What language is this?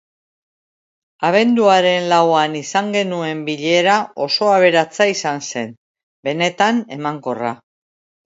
Basque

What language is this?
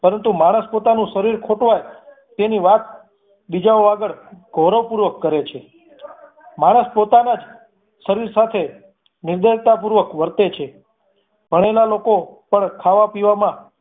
Gujarati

